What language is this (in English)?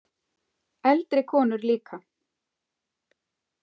Icelandic